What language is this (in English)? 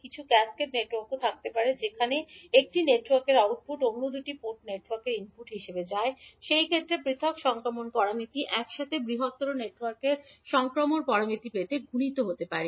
Bangla